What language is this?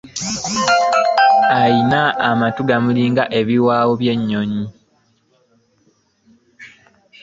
Ganda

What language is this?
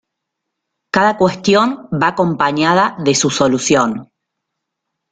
Spanish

